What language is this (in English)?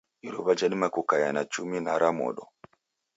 Taita